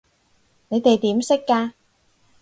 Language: Cantonese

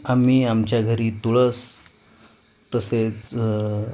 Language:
Marathi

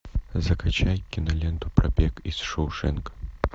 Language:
Russian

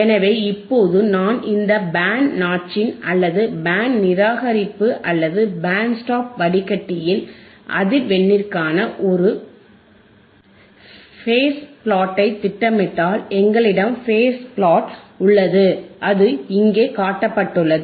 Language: Tamil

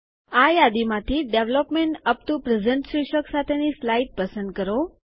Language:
Gujarati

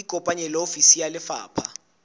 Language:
Southern Sotho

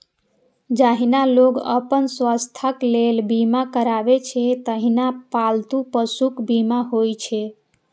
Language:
Maithili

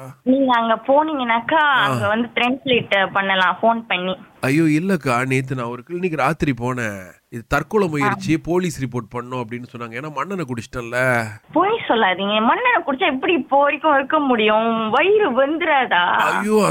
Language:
Tamil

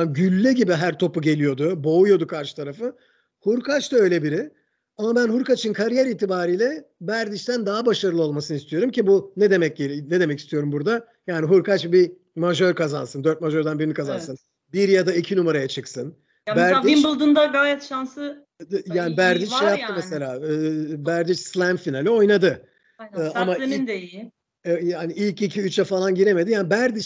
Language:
Turkish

